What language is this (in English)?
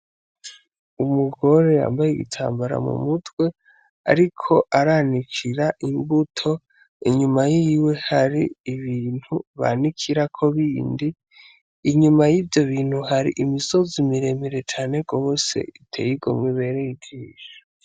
Rundi